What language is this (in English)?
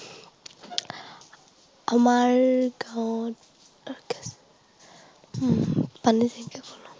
Assamese